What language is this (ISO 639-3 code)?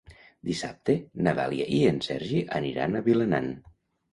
cat